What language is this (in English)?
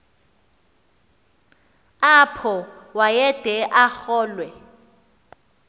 Xhosa